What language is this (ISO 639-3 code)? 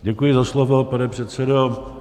ces